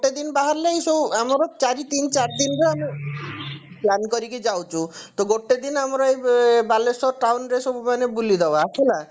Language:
Odia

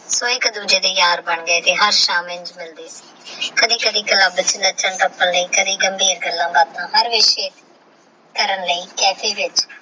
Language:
Punjabi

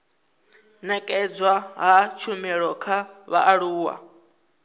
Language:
Venda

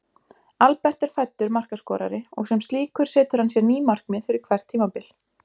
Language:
Icelandic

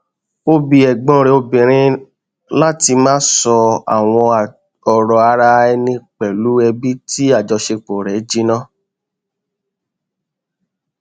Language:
Yoruba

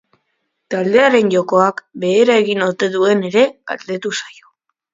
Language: Basque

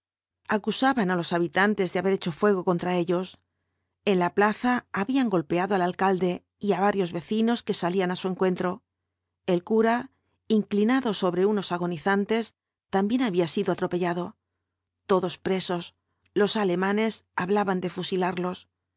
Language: Spanish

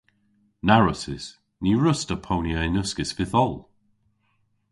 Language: Cornish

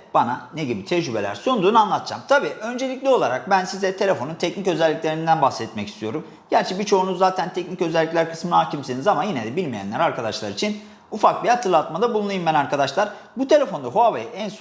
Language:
Turkish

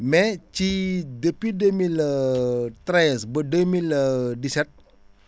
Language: Wolof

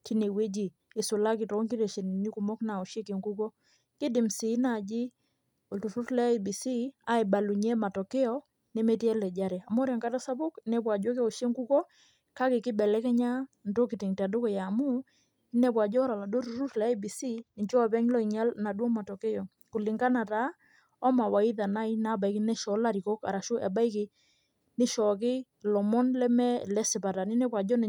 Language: Masai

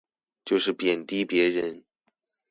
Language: Chinese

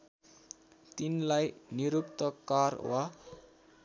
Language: Nepali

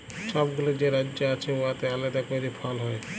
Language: Bangla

